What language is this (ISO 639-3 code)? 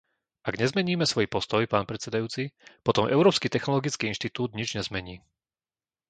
slk